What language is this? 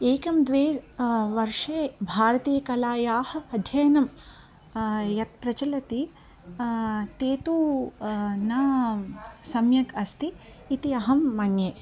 Sanskrit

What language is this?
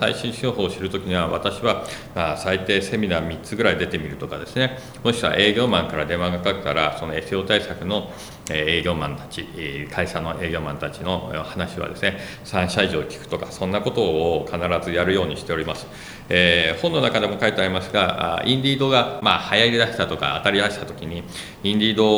Japanese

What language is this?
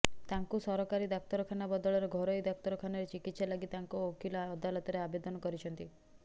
Odia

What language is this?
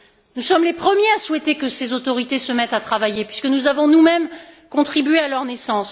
French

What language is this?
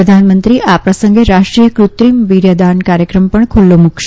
Gujarati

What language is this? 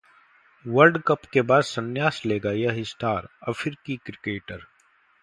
Hindi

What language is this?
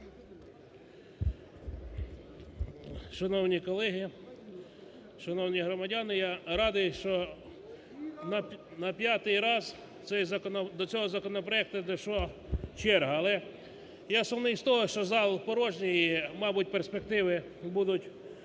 Ukrainian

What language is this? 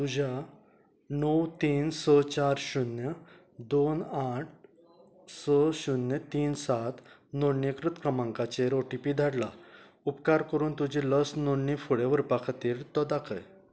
Konkani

